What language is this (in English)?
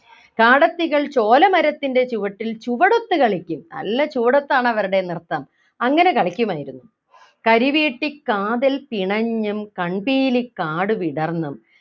Malayalam